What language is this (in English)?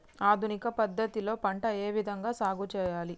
Telugu